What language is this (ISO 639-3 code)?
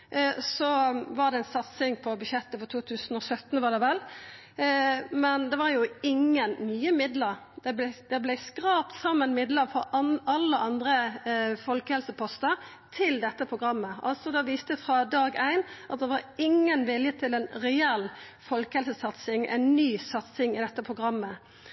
nno